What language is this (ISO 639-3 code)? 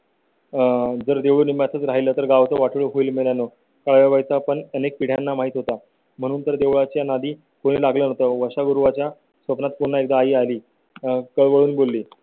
mar